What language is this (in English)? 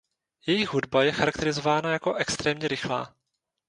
Czech